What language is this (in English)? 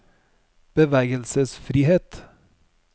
Norwegian